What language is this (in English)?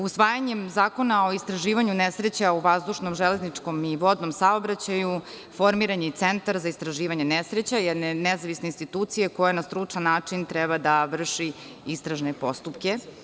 Serbian